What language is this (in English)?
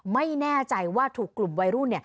Thai